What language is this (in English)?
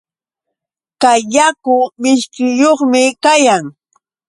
Yauyos Quechua